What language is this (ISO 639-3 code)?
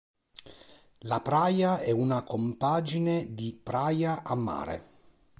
ita